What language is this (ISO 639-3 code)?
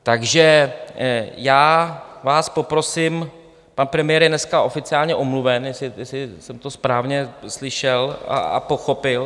ces